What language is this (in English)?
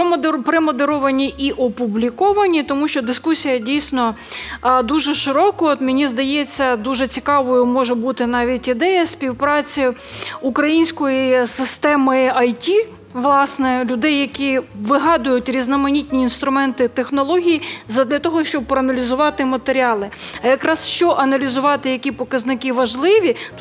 Ukrainian